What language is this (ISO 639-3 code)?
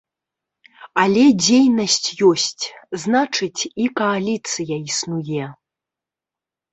bel